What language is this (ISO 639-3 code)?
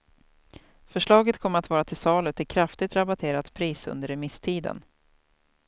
swe